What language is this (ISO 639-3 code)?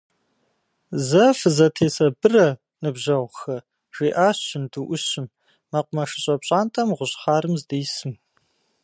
kbd